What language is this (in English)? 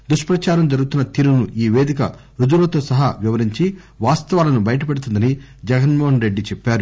Telugu